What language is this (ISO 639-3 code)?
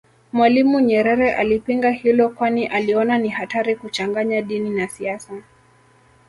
swa